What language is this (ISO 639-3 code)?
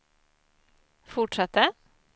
swe